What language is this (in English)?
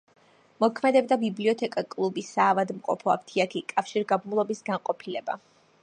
Georgian